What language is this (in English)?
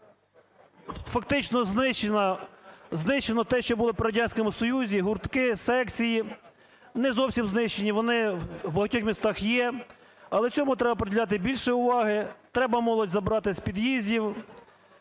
Ukrainian